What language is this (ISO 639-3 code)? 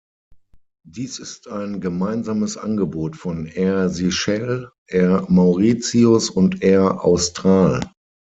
deu